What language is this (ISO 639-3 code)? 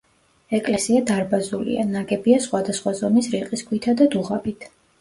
kat